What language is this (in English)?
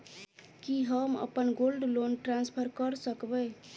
Maithili